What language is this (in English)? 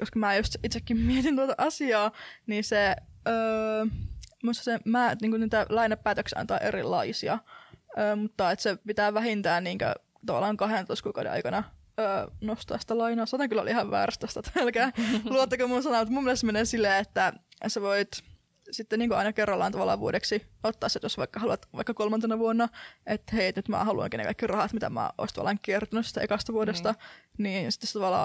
Finnish